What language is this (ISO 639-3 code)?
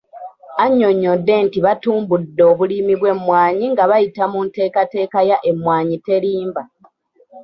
lug